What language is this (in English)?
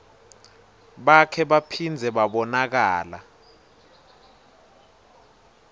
Swati